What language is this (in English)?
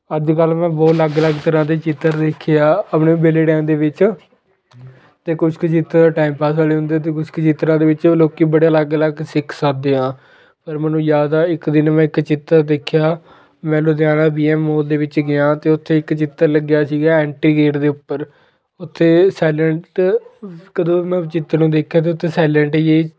Punjabi